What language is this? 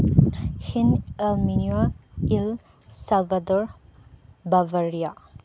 Manipuri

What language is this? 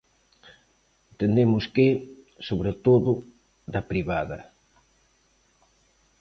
Galician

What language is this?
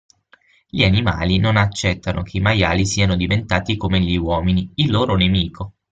Italian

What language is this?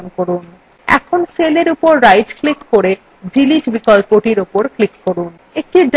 Bangla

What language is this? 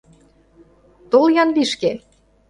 Mari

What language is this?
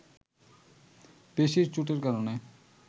Bangla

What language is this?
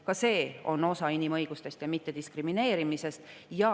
Estonian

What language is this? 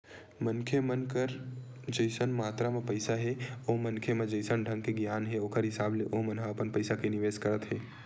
Chhattisgarhi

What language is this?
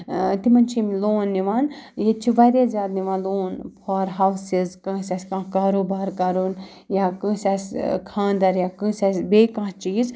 Kashmiri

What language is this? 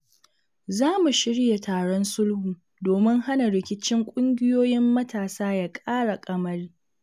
Hausa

